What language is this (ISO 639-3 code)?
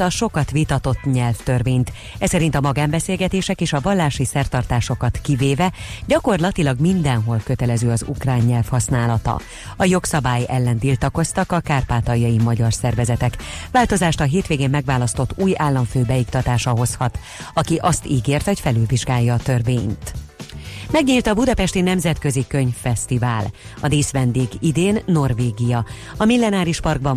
hun